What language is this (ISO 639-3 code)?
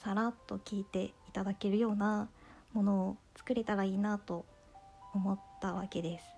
jpn